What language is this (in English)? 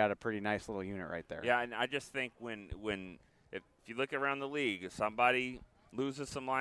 English